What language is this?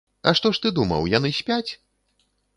Belarusian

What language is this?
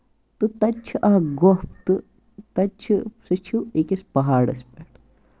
Kashmiri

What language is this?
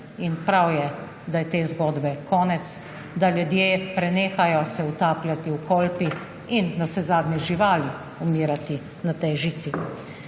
Slovenian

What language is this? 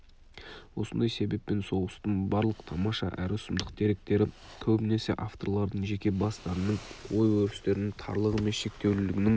Kazakh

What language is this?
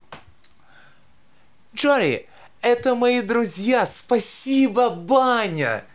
Russian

